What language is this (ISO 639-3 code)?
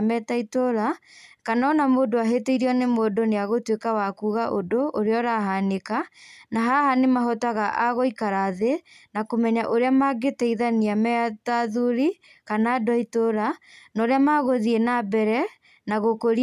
kik